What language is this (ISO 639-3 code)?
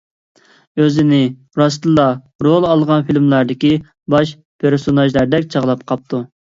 uig